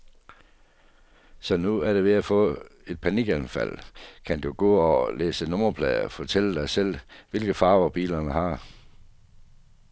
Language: Danish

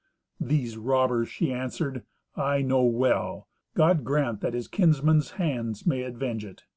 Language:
English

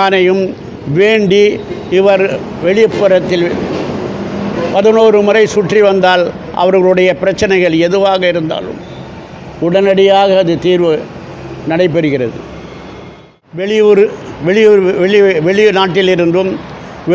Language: Arabic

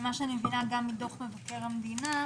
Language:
Hebrew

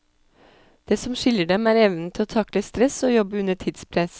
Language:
Norwegian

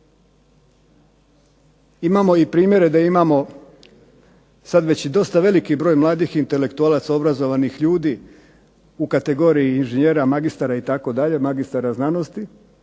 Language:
Croatian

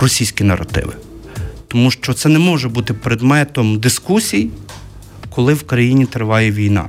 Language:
Ukrainian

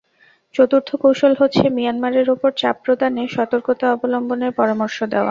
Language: Bangla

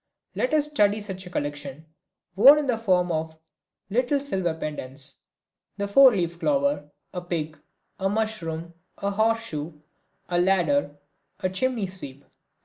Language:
English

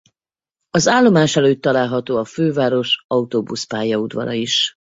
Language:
Hungarian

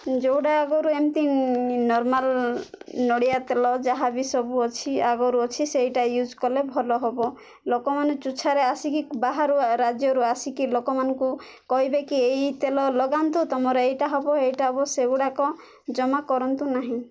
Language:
Odia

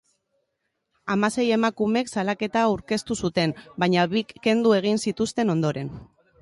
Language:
Basque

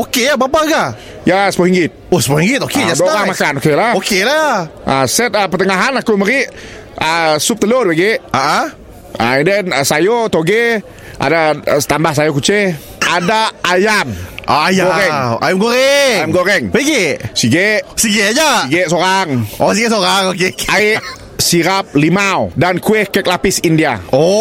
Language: Malay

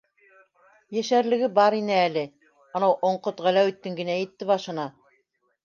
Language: Bashkir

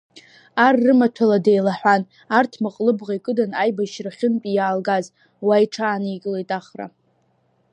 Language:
Abkhazian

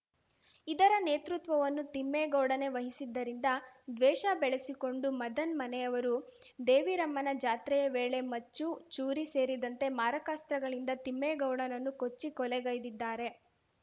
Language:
Kannada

